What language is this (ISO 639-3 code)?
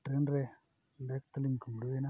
sat